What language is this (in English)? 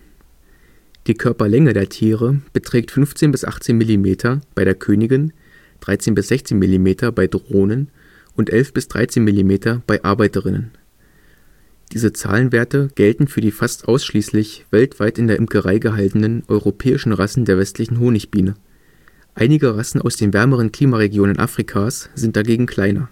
German